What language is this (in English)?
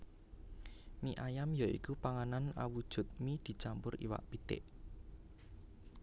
Javanese